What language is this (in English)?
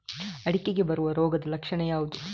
Kannada